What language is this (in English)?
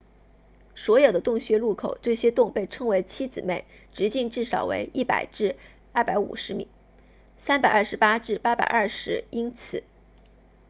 Chinese